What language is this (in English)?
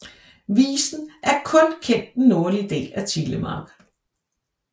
Danish